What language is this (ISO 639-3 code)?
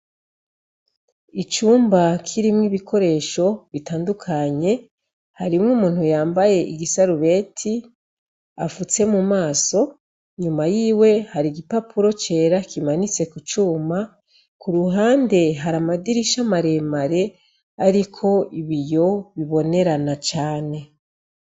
run